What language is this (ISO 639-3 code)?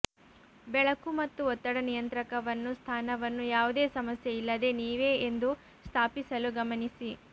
kan